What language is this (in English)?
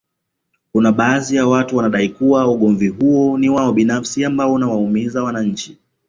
Swahili